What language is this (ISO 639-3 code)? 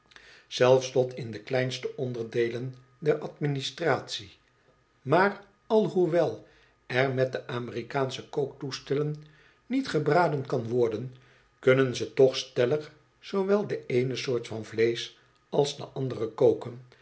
nld